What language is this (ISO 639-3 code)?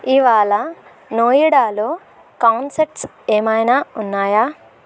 tel